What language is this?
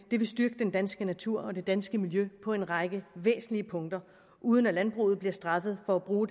Danish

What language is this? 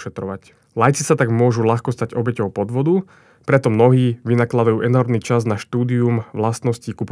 Slovak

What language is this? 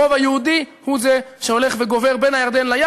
Hebrew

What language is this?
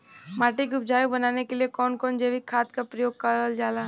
Bhojpuri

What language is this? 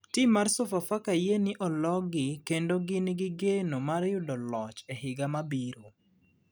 Luo (Kenya and Tanzania)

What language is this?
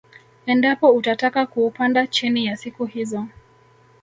Swahili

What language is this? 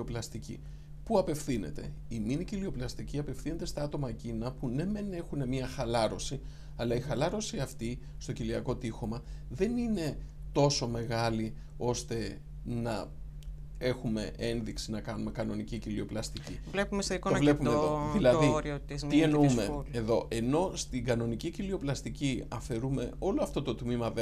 Greek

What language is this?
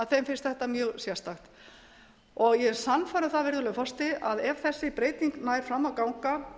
Icelandic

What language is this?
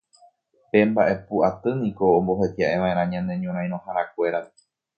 Guarani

